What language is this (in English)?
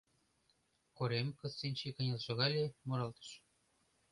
Mari